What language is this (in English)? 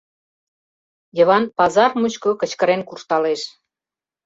Mari